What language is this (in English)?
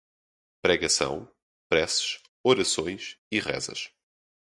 Portuguese